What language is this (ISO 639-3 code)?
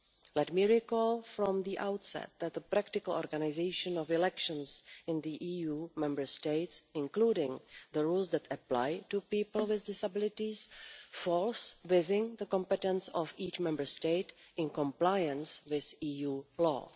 eng